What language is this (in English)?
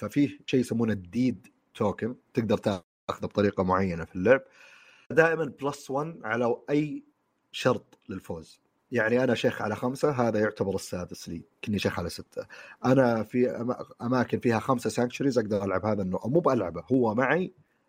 Arabic